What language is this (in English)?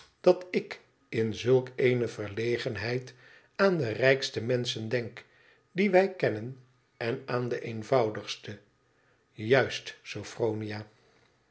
Dutch